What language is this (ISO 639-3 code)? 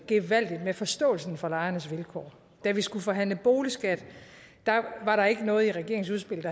dan